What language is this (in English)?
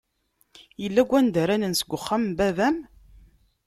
Kabyle